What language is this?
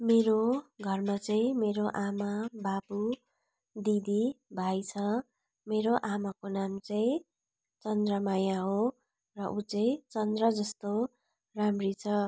Nepali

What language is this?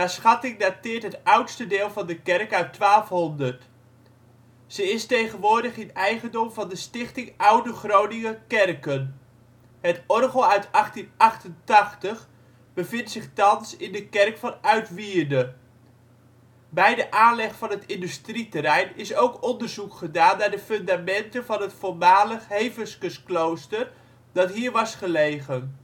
Dutch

